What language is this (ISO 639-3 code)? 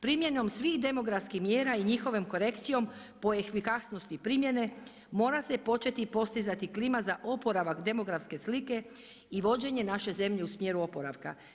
hrv